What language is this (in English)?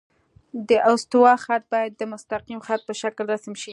Pashto